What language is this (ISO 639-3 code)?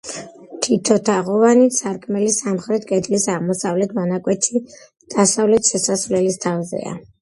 kat